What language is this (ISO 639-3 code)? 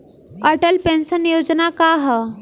bho